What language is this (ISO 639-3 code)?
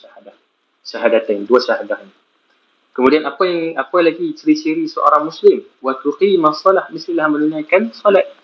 msa